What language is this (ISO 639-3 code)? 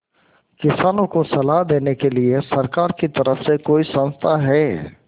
hin